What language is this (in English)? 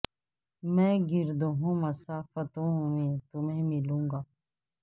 Urdu